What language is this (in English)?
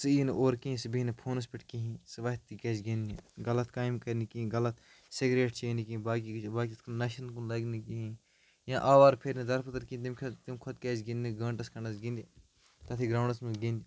Kashmiri